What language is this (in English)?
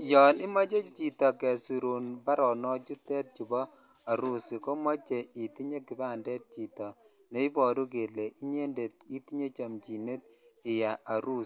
Kalenjin